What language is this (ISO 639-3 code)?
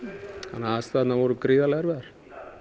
isl